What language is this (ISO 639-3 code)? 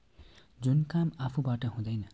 nep